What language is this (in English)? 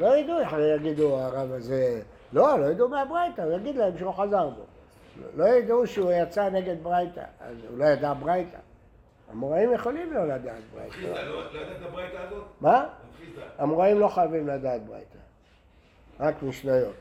Hebrew